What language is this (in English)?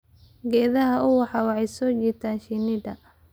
Somali